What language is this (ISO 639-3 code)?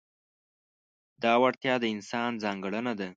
pus